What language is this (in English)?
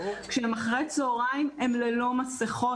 Hebrew